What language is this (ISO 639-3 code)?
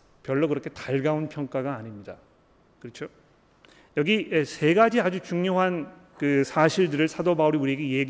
kor